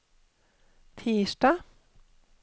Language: Norwegian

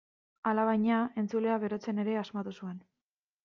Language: Basque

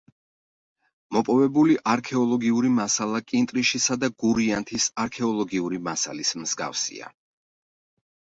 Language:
Georgian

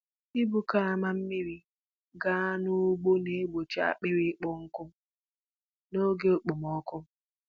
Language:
Igbo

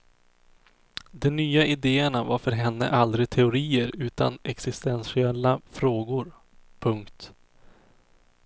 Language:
Swedish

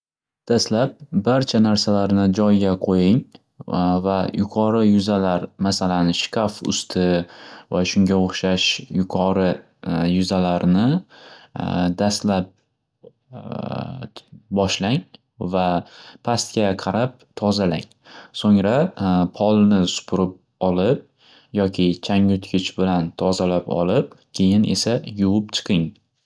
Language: Uzbek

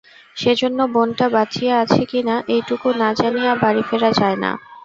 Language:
Bangla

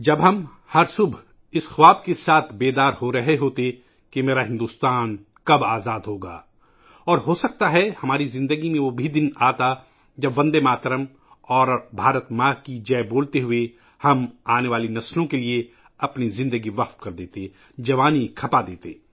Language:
Urdu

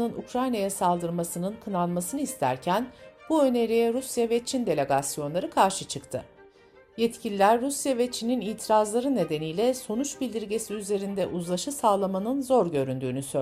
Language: Turkish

